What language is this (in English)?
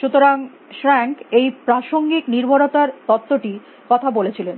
Bangla